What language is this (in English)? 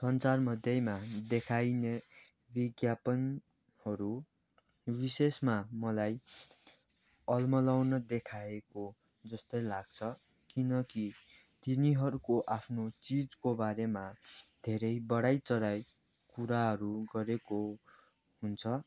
Nepali